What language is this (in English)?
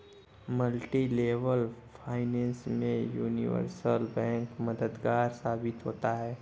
Hindi